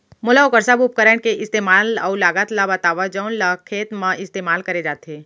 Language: Chhattisgarhi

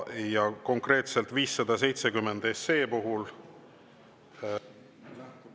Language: Estonian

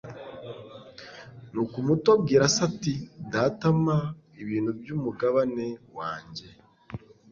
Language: Kinyarwanda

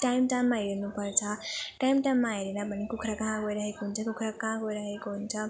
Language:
Nepali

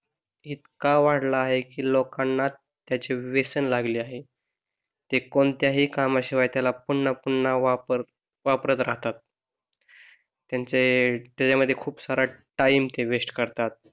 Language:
Marathi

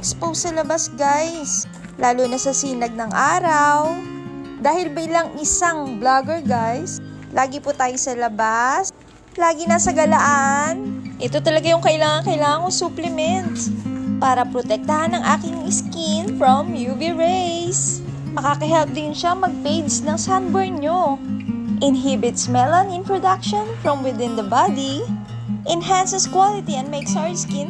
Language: Filipino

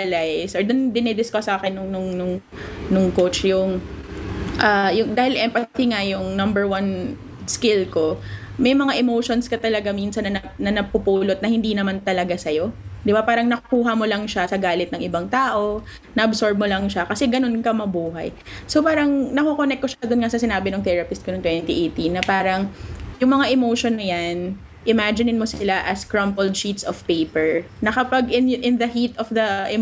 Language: Filipino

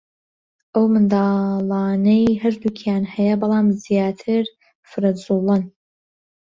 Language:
Central Kurdish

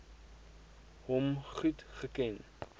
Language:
Afrikaans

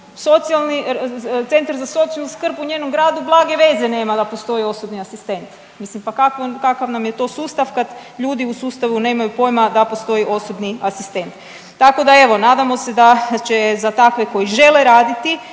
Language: Croatian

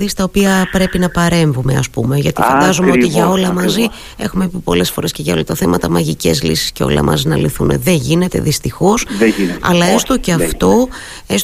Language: Greek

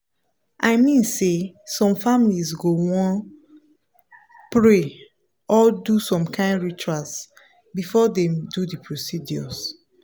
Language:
Nigerian Pidgin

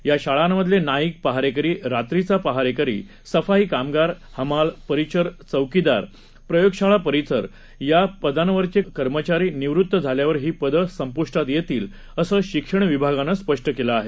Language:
Marathi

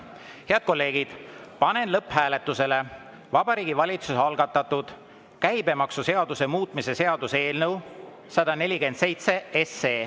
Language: Estonian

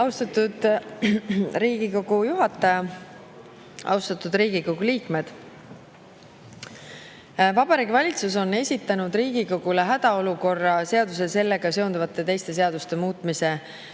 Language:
Estonian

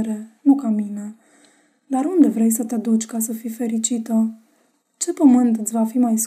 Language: Romanian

